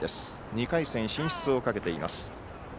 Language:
Japanese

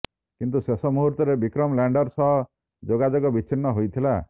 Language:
Odia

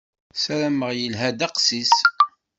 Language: Kabyle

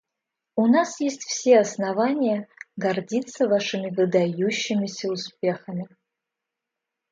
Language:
Russian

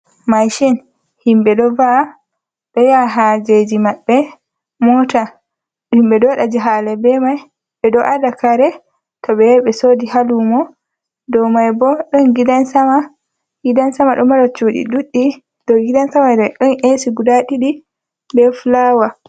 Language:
Fula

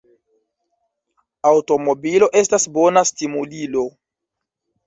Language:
Esperanto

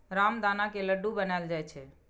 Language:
Maithili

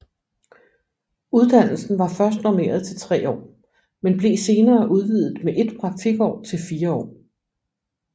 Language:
Danish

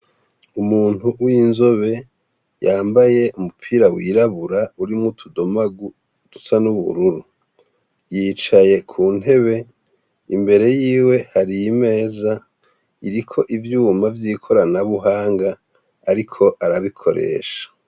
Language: Rundi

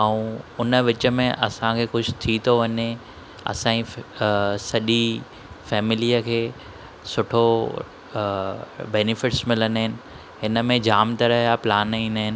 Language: Sindhi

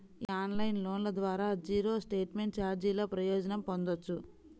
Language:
Telugu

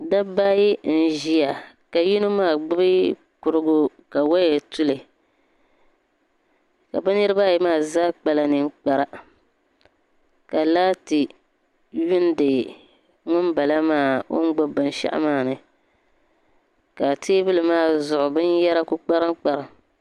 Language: Dagbani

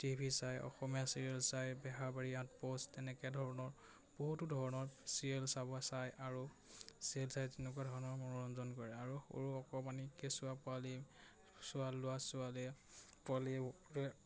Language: Assamese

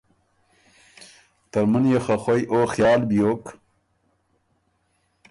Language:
Ormuri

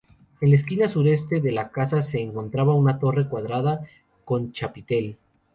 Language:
Spanish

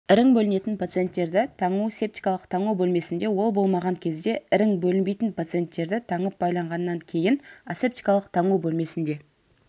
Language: Kazakh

